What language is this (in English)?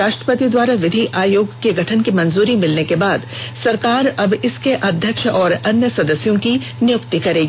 Hindi